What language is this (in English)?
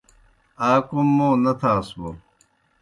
Kohistani Shina